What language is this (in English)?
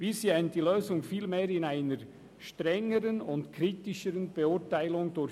Swiss German